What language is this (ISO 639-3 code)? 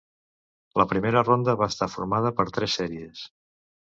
cat